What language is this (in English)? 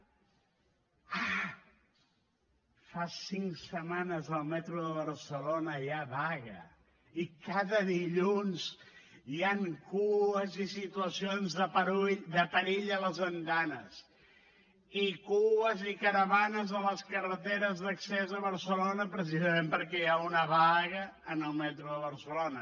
Catalan